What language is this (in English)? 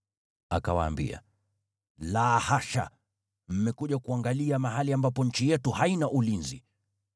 Swahili